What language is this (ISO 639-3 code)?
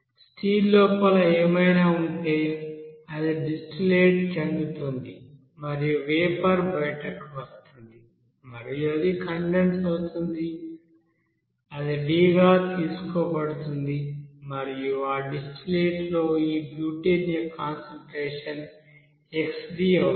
tel